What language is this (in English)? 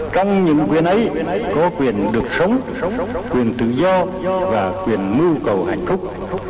Vietnamese